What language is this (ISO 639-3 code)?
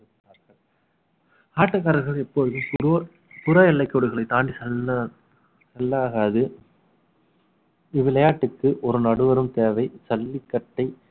tam